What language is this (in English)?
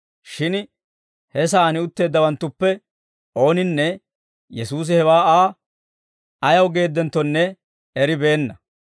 Dawro